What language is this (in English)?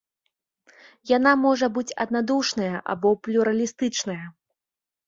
Belarusian